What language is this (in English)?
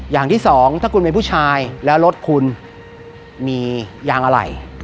Thai